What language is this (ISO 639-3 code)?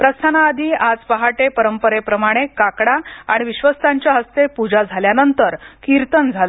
mar